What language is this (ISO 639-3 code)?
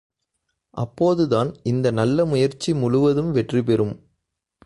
tam